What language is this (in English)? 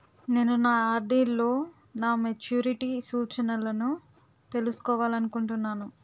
Telugu